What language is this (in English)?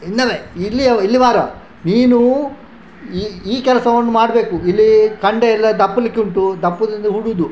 Kannada